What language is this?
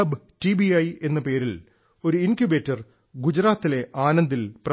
Malayalam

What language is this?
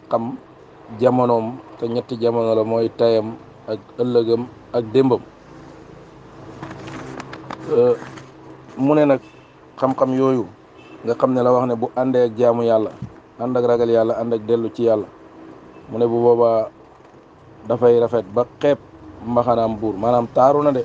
Arabic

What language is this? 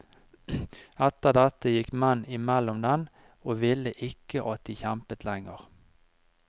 Norwegian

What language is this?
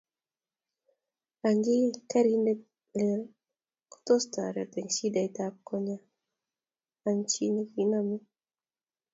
Kalenjin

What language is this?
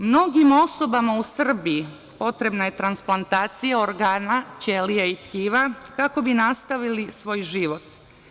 Serbian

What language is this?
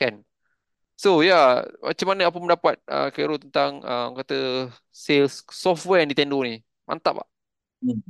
Malay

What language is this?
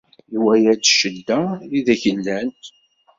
Kabyle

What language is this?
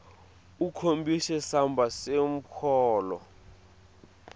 Swati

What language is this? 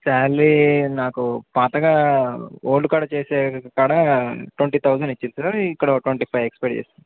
Telugu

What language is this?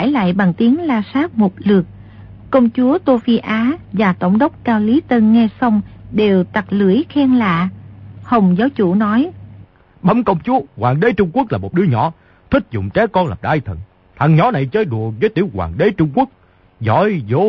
Vietnamese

